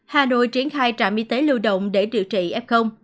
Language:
Vietnamese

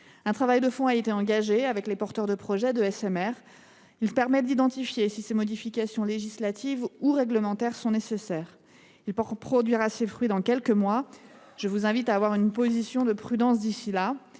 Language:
French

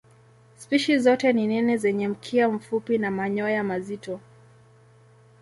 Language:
Swahili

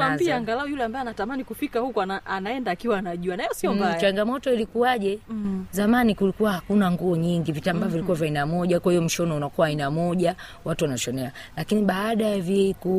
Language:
Swahili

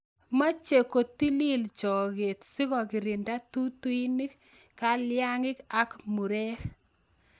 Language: Kalenjin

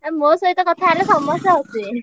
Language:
Odia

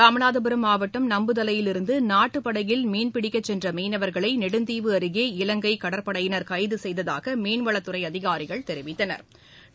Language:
Tamil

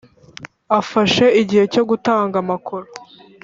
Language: Kinyarwanda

